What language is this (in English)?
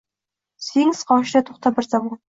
Uzbek